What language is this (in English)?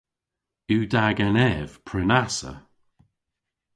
Cornish